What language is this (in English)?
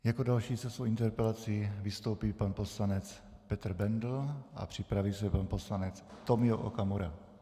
Czech